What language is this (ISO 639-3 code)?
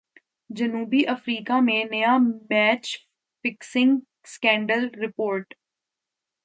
urd